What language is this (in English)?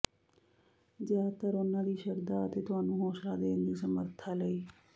Punjabi